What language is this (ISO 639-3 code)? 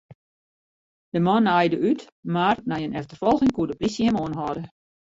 fry